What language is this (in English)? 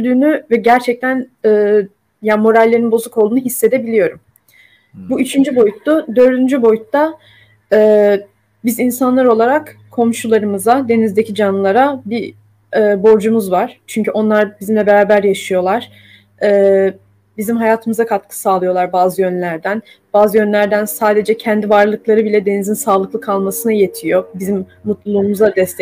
Turkish